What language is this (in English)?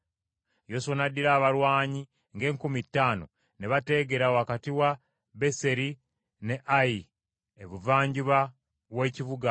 Ganda